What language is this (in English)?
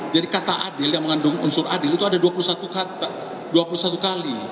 Indonesian